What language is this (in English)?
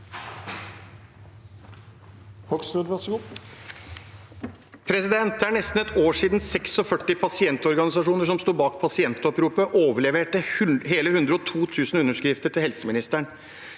Norwegian